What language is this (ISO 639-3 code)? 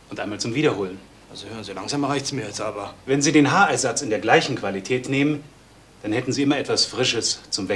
deu